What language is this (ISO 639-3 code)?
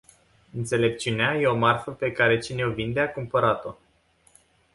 ron